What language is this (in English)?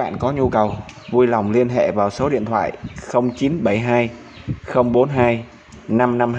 Vietnamese